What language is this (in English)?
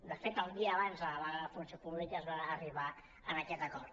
Catalan